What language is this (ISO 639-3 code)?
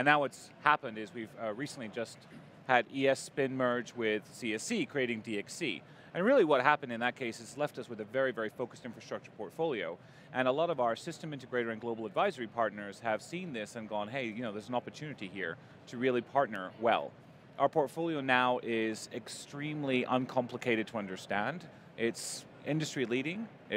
eng